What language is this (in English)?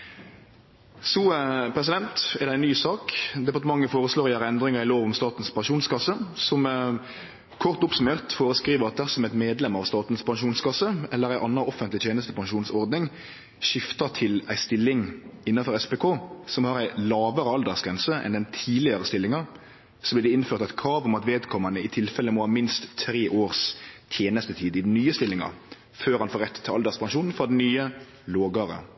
Norwegian Nynorsk